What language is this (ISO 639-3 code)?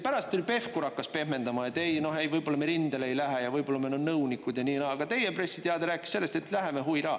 est